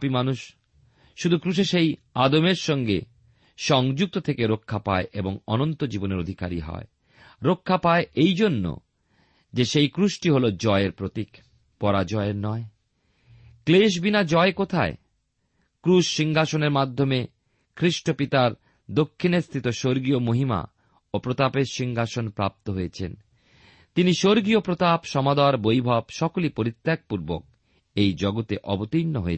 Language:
Bangla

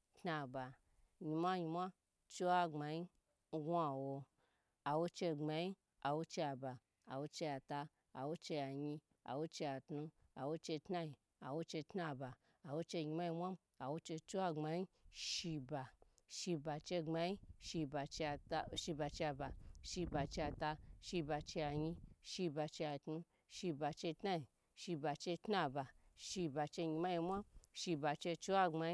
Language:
Gbagyi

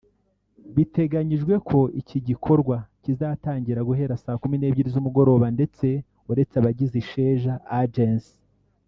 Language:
Kinyarwanda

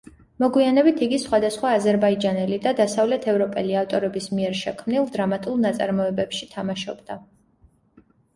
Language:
Georgian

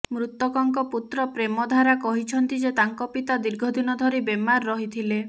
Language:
Odia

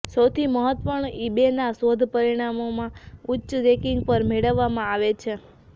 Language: Gujarati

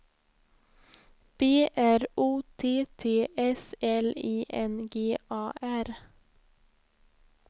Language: Swedish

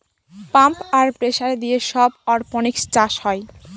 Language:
Bangla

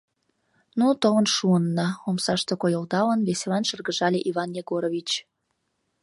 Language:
Mari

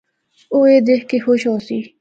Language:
Northern Hindko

